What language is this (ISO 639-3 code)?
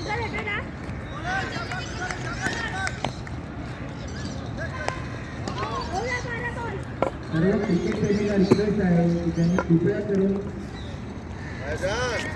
hin